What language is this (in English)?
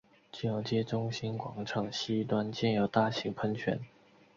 Chinese